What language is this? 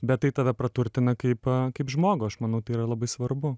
Lithuanian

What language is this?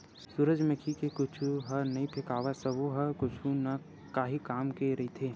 Chhattisgarhi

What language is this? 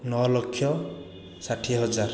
Odia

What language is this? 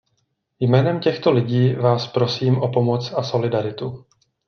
Czech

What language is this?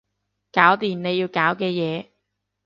Cantonese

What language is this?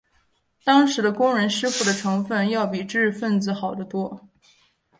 Chinese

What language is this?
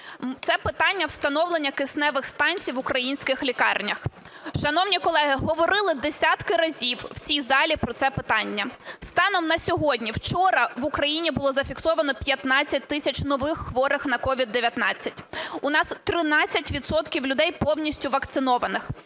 Ukrainian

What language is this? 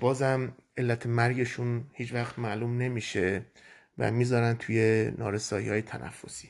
Persian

